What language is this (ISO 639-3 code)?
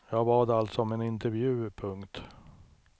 swe